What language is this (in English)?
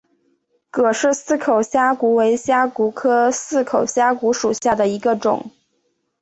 Chinese